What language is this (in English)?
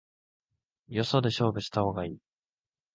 Japanese